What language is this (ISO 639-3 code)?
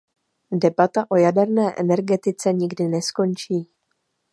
ces